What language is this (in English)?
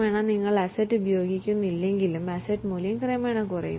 Malayalam